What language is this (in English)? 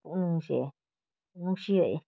Manipuri